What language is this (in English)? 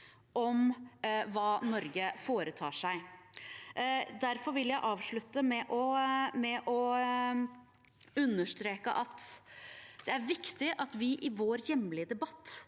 Norwegian